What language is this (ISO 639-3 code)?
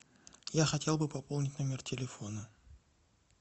rus